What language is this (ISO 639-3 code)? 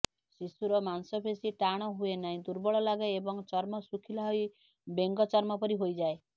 ori